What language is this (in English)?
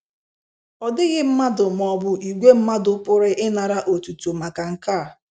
Igbo